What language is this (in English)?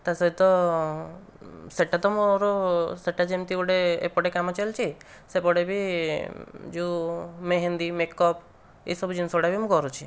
Odia